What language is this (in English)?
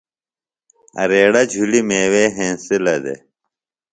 Phalura